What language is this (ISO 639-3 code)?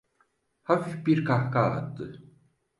tur